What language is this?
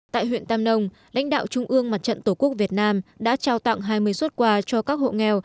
Vietnamese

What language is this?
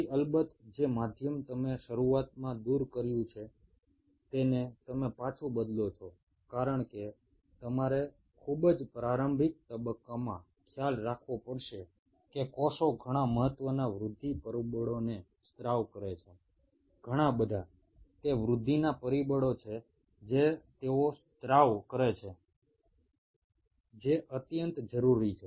Gujarati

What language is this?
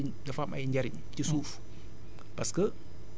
Wolof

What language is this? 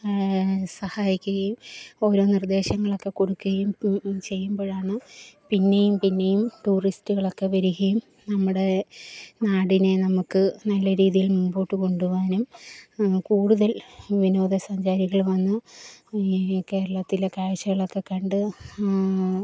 Malayalam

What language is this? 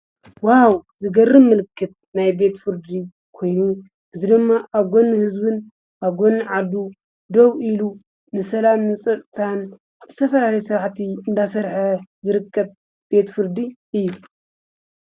Tigrinya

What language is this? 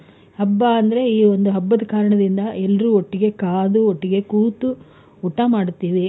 Kannada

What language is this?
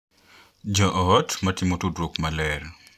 Luo (Kenya and Tanzania)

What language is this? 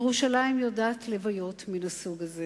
Hebrew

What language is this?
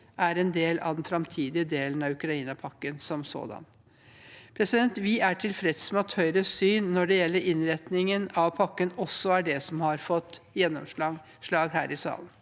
Norwegian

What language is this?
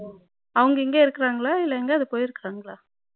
Tamil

